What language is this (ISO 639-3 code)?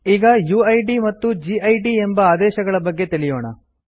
kan